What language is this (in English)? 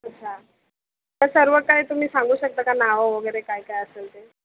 Marathi